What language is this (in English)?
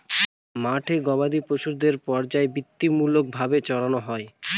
Bangla